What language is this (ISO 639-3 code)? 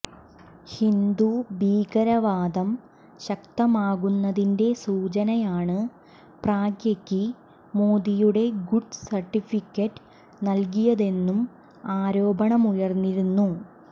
mal